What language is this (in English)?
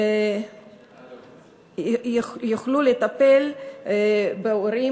Hebrew